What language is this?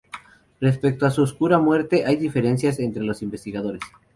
Spanish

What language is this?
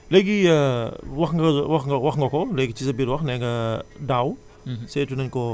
Wolof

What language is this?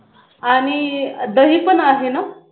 Marathi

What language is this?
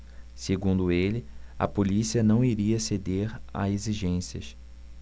Portuguese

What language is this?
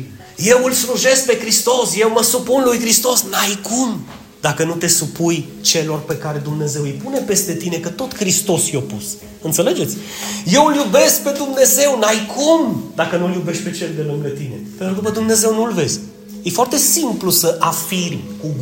Romanian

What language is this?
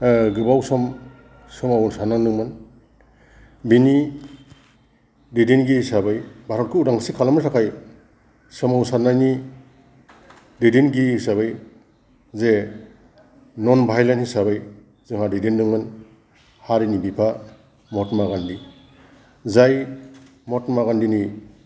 Bodo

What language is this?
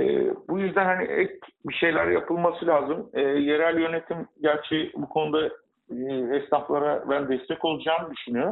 Turkish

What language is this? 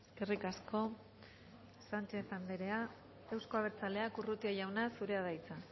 Basque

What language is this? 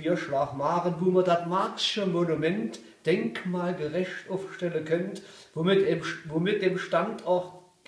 German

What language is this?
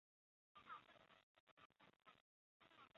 Chinese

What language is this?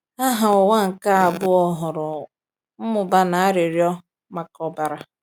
Igbo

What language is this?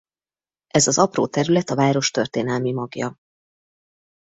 Hungarian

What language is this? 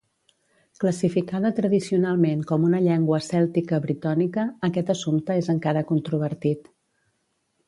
Catalan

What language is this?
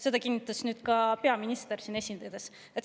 Estonian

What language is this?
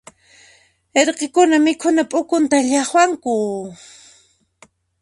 Puno Quechua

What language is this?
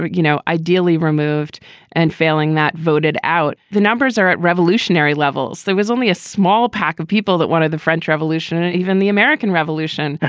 English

